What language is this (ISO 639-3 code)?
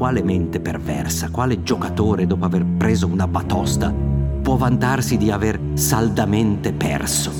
ita